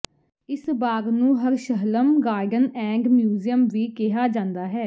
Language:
Punjabi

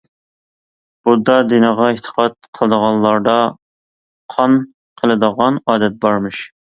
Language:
Uyghur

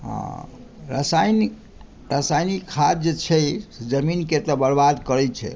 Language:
Maithili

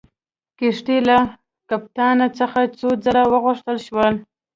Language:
Pashto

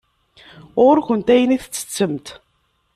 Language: Kabyle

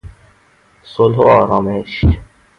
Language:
Persian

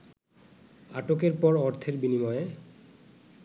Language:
Bangla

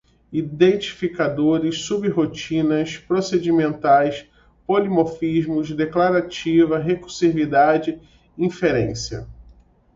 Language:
Portuguese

